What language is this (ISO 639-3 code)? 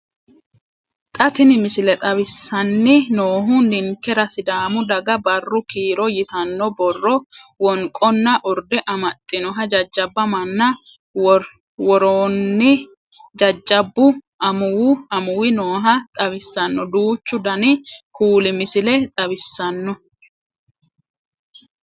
sid